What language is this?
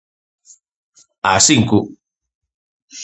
Galician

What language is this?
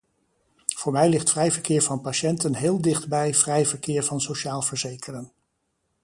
Dutch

